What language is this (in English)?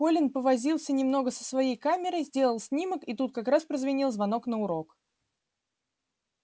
Russian